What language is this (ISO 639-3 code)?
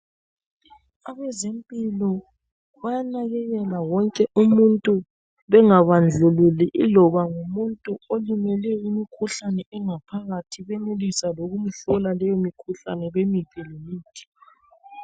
nde